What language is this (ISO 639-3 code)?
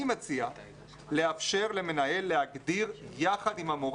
heb